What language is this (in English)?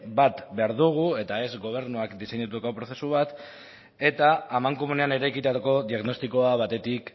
Basque